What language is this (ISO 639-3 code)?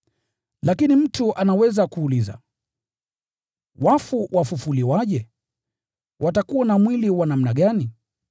swa